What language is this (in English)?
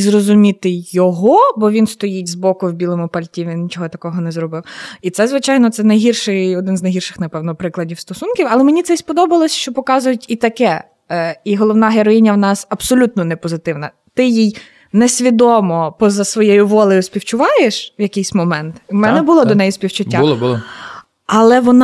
Ukrainian